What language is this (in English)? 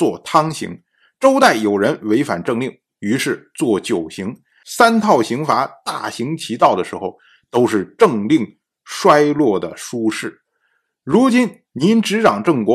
Chinese